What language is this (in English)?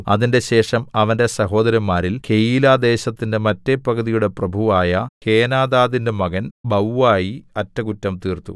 Malayalam